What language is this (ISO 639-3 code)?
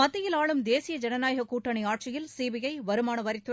tam